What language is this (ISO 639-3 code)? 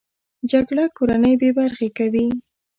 pus